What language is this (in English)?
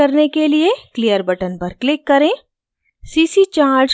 Hindi